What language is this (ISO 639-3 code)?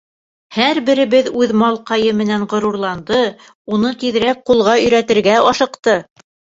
bak